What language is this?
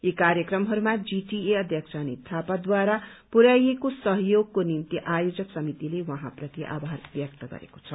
Nepali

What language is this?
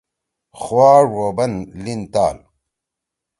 Torwali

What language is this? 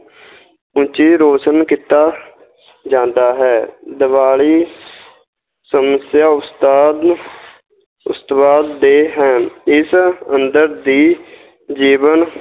Punjabi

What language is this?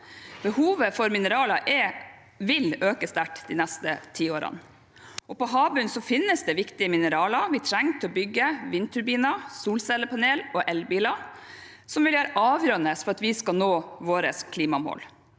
Norwegian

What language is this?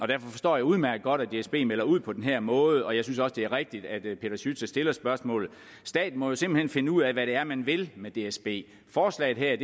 Danish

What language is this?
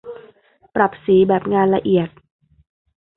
Thai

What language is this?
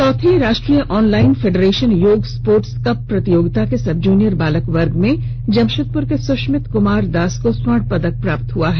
Hindi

